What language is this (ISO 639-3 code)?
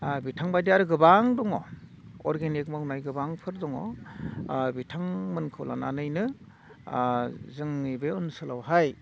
brx